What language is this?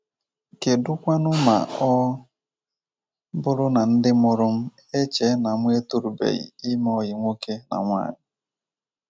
Igbo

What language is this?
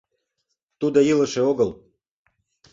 Mari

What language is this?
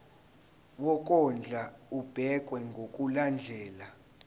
Zulu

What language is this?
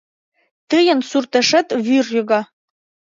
Mari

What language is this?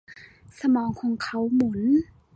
Thai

